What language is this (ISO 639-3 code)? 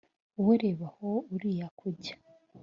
kin